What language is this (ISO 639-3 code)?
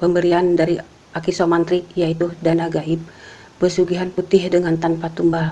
ind